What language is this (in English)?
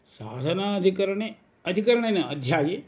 Sanskrit